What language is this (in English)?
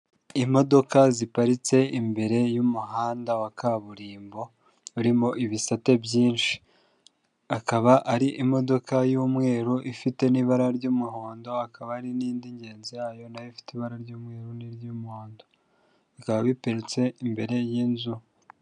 Kinyarwanda